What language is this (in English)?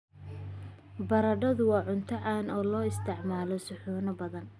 Somali